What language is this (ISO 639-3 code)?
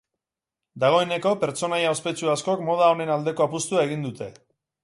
eus